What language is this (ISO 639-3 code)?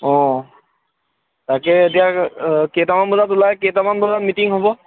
asm